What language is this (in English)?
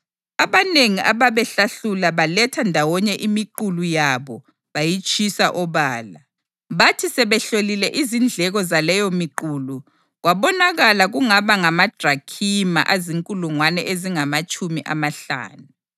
North Ndebele